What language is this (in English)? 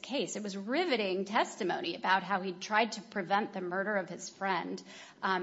English